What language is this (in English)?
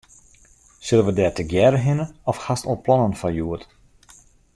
Western Frisian